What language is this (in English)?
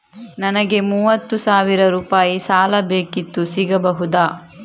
Kannada